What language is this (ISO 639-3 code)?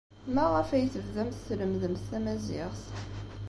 kab